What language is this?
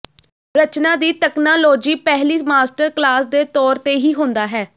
Punjabi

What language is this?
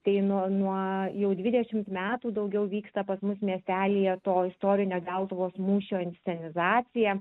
Lithuanian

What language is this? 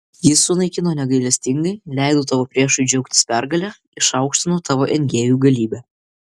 Lithuanian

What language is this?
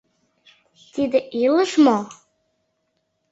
Mari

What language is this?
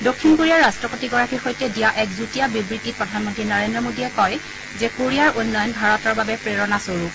Assamese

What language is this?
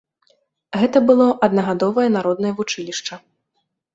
Belarusian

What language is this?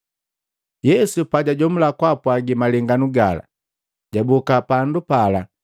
Matengo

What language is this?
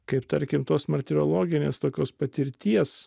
Lithuanian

